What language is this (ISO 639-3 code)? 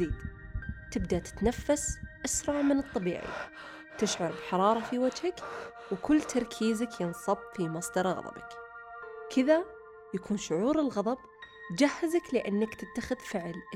ara